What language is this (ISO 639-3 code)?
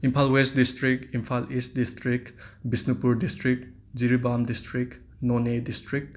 mni